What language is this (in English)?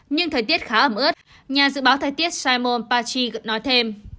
Vietnamese